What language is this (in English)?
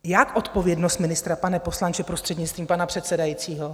Czech